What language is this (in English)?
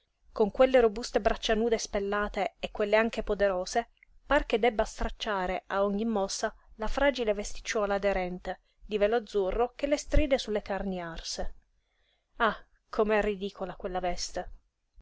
Italian